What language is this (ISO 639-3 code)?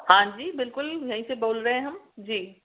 urd